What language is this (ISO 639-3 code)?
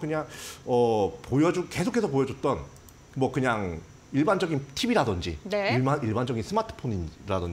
kor